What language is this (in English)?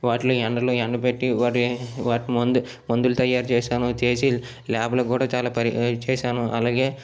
Telugu